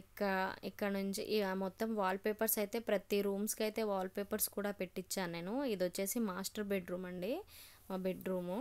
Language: Telugu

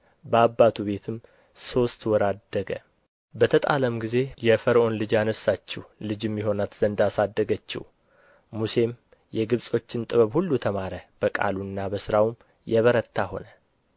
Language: Amharic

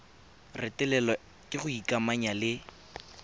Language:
Tswana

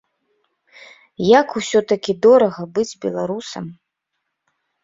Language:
Belarusian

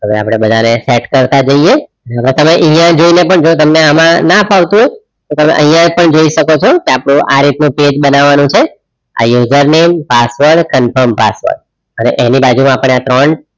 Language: Gujarati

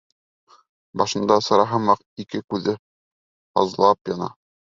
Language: Bashkir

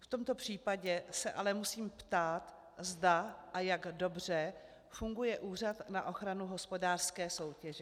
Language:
Czech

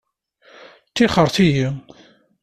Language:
Kabyle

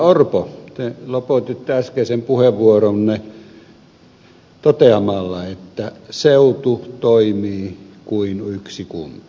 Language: Finnish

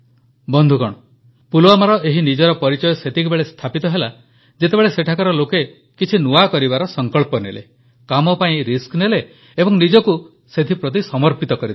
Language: Odia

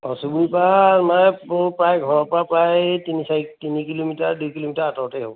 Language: Assamese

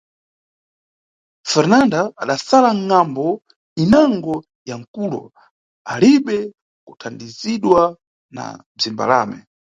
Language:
Nyungwe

